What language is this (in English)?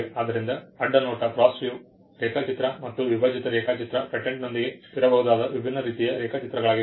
Kannada